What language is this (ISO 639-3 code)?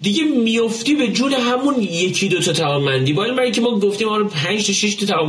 fas